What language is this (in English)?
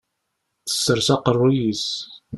Kabyle